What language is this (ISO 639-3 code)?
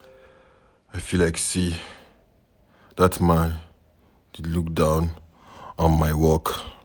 pcm